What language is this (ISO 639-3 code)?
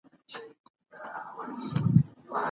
pus